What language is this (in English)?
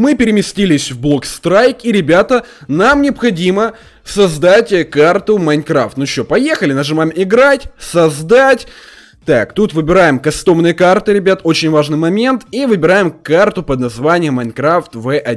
Russian